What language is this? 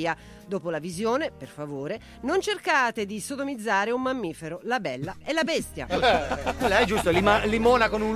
Italian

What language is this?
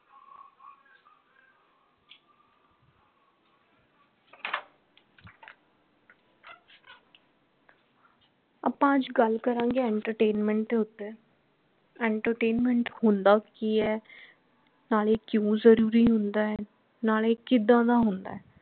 Punjabi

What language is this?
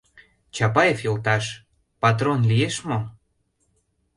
Mari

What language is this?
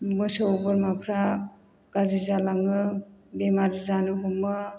Bodo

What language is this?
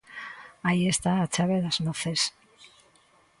Galician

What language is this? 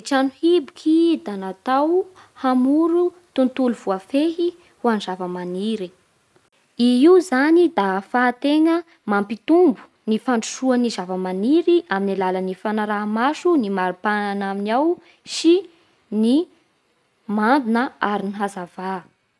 Bara Malagasy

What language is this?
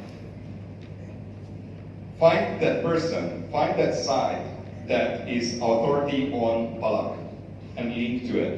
English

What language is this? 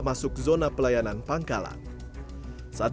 Indonesian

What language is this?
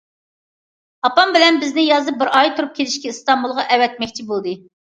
Uyghur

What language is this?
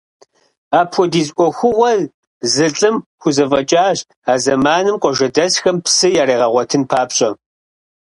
Kabardian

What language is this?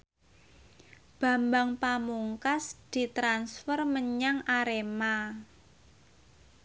Javanese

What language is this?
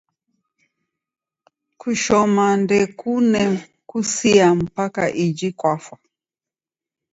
Taita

